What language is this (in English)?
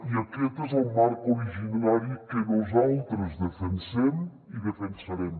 Catalan